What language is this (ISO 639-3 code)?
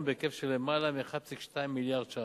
heb